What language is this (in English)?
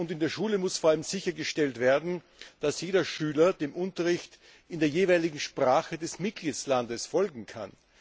German